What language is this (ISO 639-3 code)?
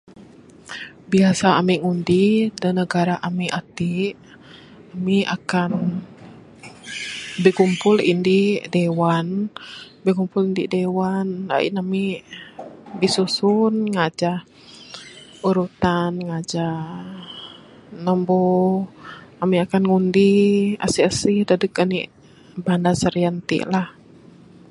sdo